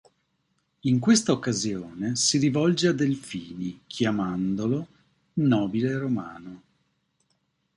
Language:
Italian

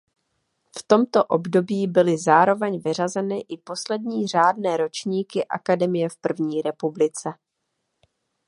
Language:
Czech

